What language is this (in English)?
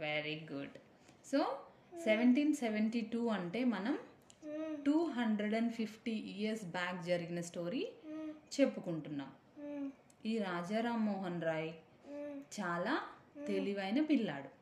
Telugu